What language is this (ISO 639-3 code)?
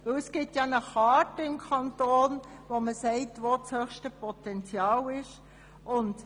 gsw